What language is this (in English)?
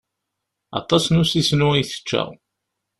Kabyle